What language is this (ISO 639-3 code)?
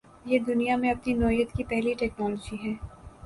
urd